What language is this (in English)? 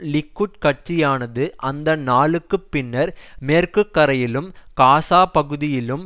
Tamil